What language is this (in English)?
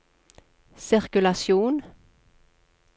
Norwegian